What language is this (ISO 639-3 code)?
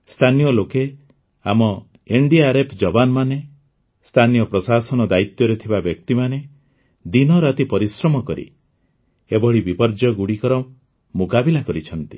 ori